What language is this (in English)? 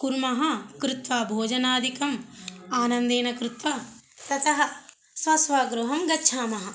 Sanskrit